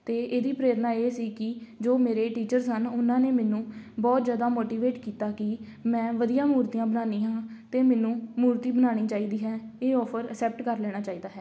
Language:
Punjabi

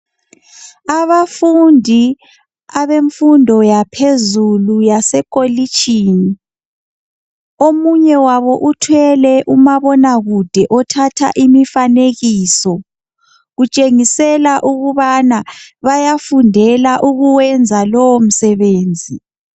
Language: North Ndebele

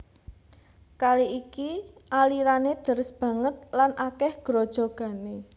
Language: Javanese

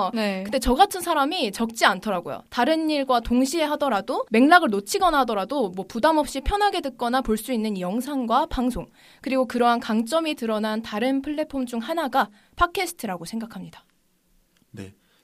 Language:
Korean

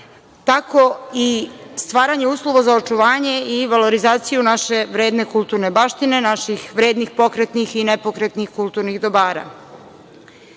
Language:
Serbian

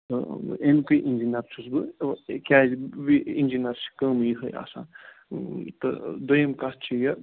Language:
Kashmiri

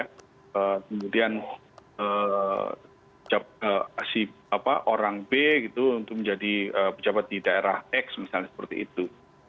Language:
Indonesian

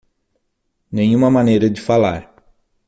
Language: Portuguese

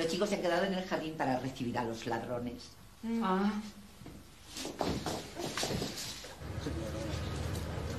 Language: Spanish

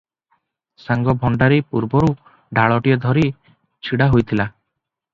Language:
Odia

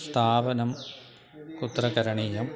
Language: Sanskrit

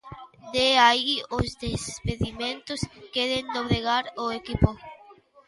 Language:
Galician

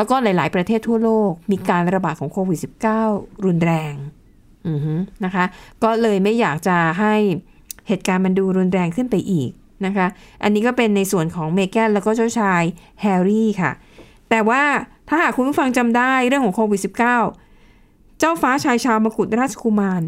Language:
Thai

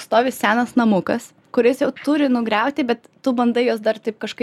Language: Lithuanian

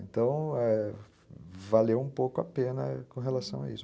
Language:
Portuguese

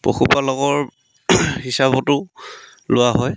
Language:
Assamese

